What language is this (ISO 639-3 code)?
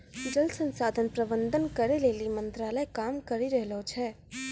mai